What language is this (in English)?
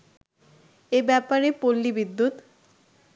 Bangla